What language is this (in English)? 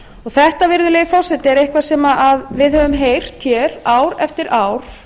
Icelandic